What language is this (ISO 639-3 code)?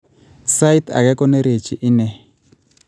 kln